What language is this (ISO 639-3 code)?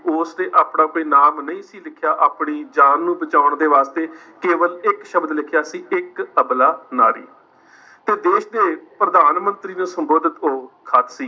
pan